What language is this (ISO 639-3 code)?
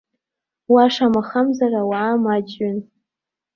abk